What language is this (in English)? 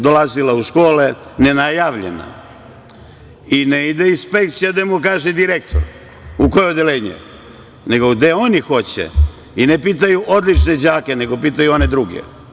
Serbian